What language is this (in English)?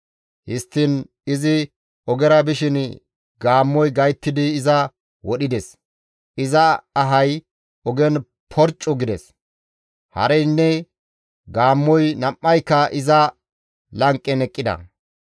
Gamo